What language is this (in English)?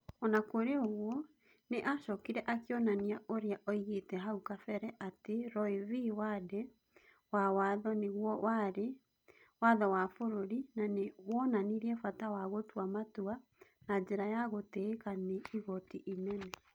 Kikuyu